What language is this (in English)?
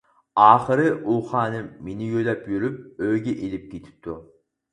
Uyghur